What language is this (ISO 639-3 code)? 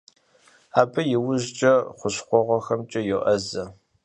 kbd